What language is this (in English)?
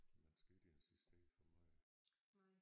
Danish